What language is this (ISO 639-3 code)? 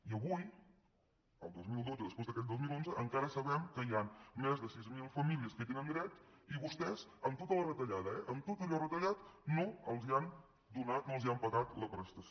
cat